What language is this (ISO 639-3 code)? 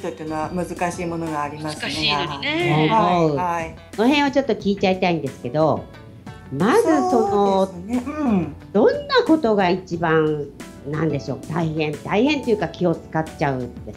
jpn